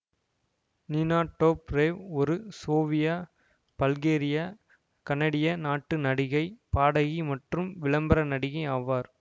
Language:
Tamil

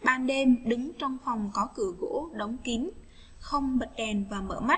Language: Vietnamese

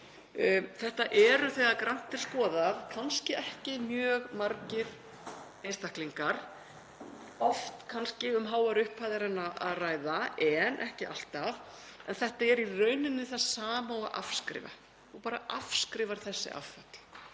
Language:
Icelandic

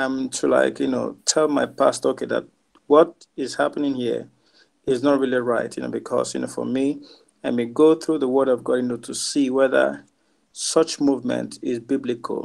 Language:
English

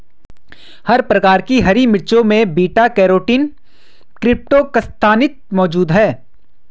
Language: Hindi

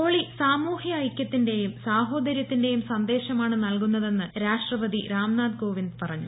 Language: Malayalam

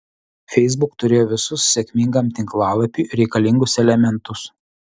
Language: Lithuanian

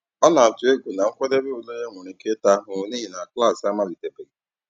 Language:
Igbo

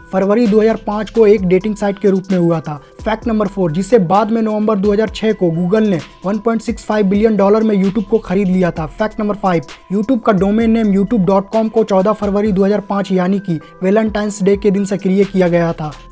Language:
Hindi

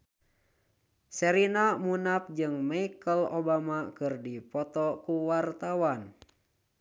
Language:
Sundanese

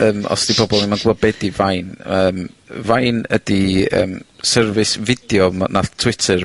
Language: Welsh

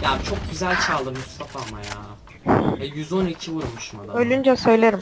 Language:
Turkish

